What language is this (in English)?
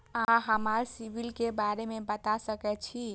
Maithili